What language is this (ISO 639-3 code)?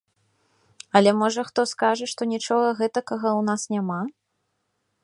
bel